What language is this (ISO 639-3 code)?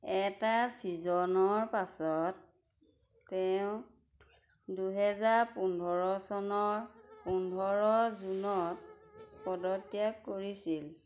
asm